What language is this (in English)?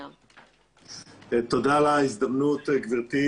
Hebrew